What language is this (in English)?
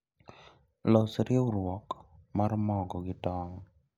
Luo (Kenya and Tanzania)